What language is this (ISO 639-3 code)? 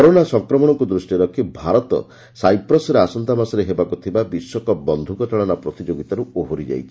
ori